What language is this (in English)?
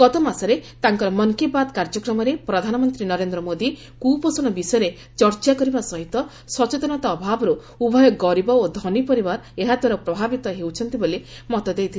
Odia